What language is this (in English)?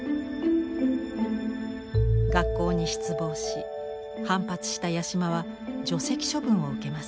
Japanese